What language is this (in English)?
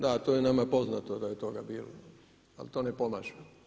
Croatian